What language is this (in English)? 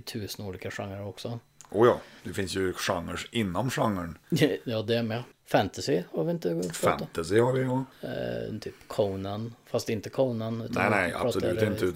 Swedish